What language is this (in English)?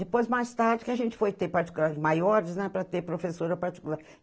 Portuguese